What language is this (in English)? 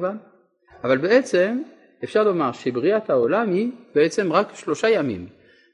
Hebrew